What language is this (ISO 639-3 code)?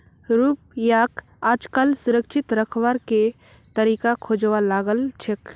mag